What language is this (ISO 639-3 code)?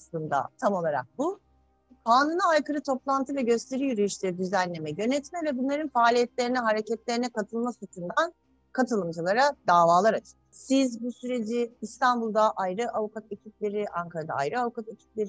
tur